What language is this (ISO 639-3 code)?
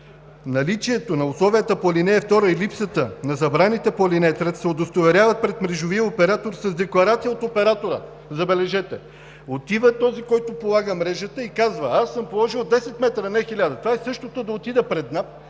bul